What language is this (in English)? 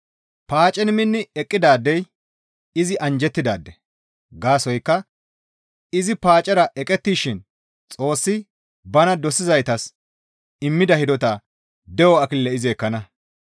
Gamo